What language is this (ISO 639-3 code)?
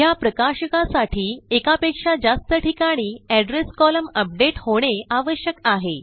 mar